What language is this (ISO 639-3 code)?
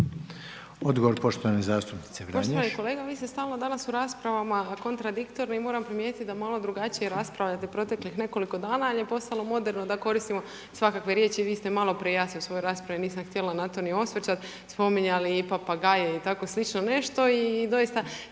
hrv